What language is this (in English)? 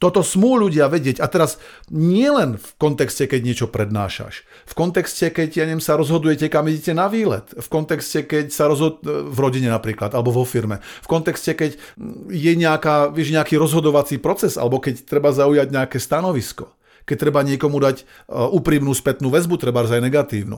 Slovak